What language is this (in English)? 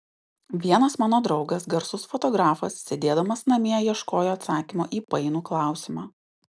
Lithuanian